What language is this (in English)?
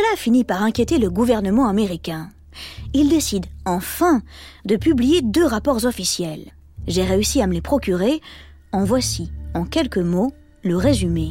French